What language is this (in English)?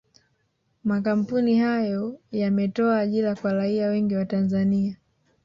Swahili